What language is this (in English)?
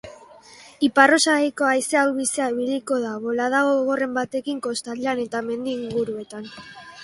Basque